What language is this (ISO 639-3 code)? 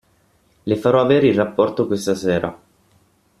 ita